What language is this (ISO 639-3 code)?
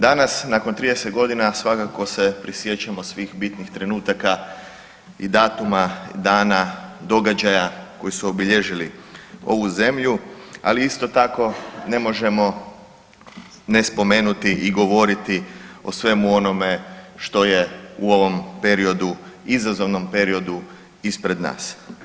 hrv